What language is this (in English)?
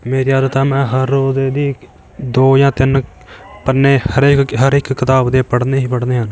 Punjabi